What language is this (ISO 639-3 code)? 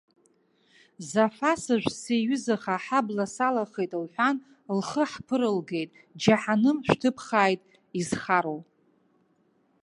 abk